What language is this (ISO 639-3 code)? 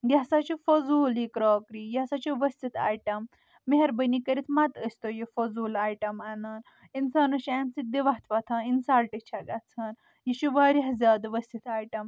kas